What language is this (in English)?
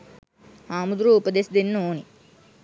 Sinhala